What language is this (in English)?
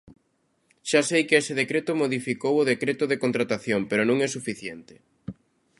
Galician